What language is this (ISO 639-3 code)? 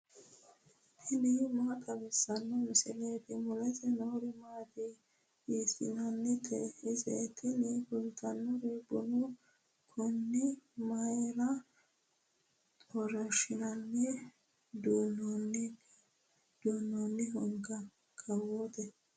sid